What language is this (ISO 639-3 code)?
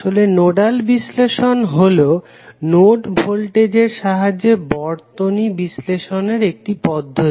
ben